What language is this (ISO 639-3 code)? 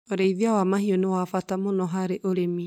kik